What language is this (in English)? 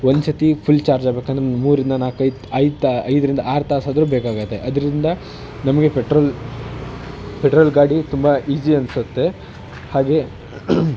Kannada